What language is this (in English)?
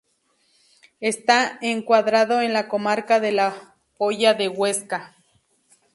Spanish